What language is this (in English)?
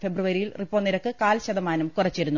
Malayalam